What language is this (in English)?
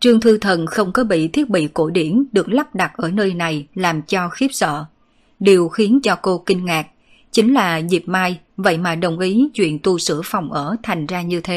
Vietnamese